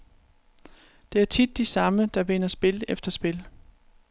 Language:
Danish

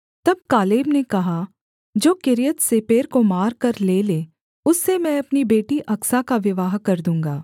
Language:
Hindi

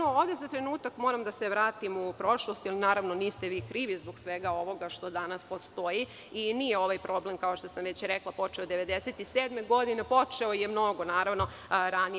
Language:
Serbian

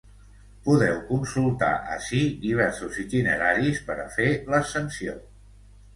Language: Catalan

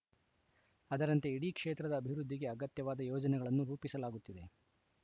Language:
Kannada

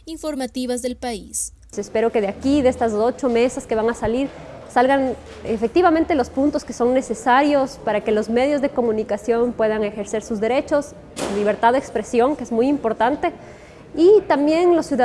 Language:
Spanish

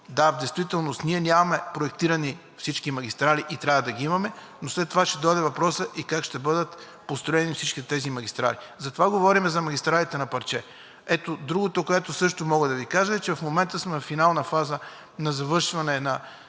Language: Bulgarian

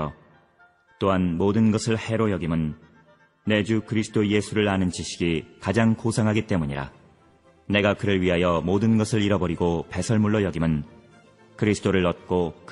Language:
Korean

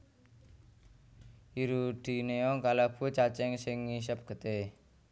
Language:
Javanese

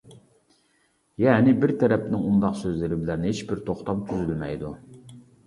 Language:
Uyghur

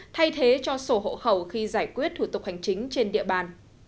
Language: Vietnamese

